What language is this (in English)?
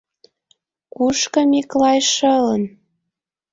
Mari